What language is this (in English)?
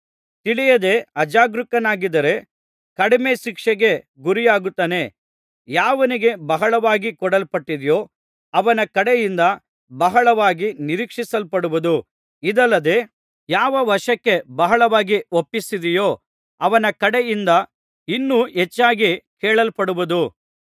Kannada